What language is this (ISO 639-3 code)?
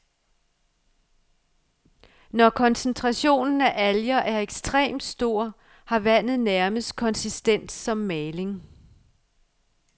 dan